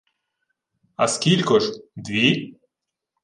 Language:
Ukrainian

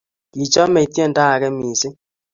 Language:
Kalenjin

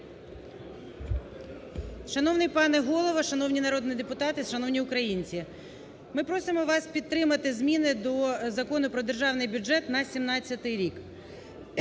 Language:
Ukrainian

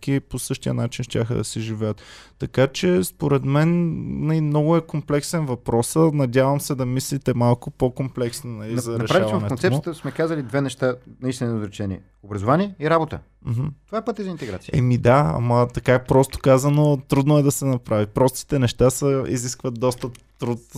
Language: Bulgarian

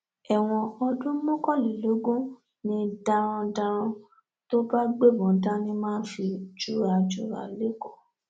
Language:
Yoruba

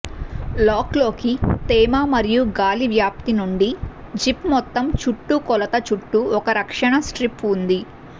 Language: Telugu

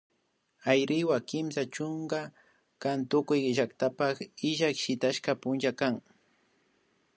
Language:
Imbabura Highland Quichua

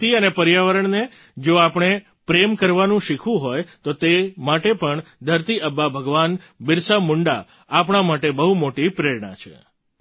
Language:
Gujarati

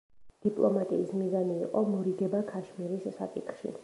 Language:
Georgian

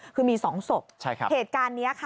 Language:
Thai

